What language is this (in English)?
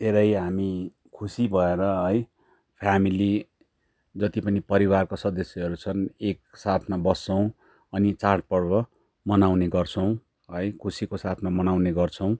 Nepali